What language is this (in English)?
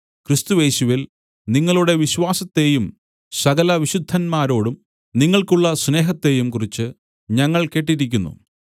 Malayalam